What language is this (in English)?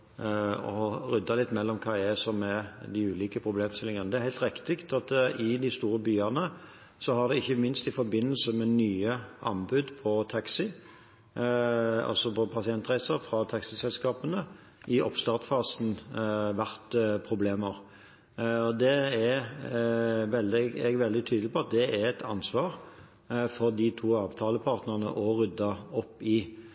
Norwegian Bokmål